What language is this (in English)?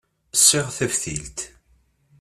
Kabyle